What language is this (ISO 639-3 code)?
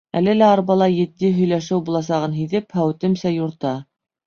bak